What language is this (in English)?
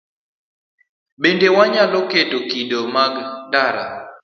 Luo (Kenya and Tanzania)